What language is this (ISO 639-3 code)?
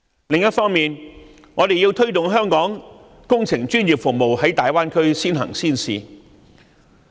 yue